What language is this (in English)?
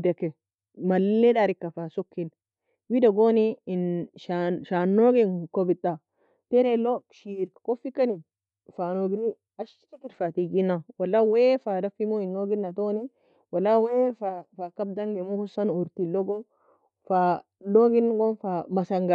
Nobiin